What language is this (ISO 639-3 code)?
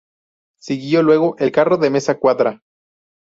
spa